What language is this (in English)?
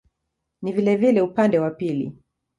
Swahili